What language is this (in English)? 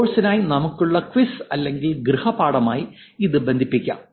Malayalam